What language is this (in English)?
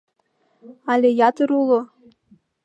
Mari